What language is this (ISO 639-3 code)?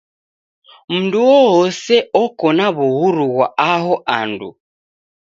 dav